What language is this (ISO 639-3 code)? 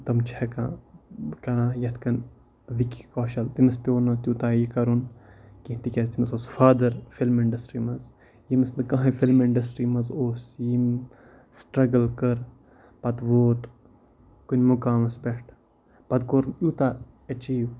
kas